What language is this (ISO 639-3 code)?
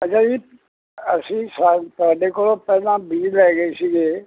pan